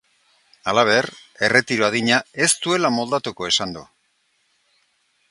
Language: Basque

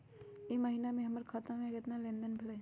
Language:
Magahi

